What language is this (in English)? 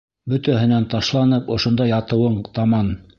Bashkir